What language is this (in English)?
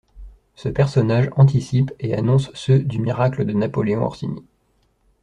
French